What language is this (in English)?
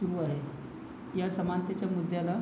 Marathi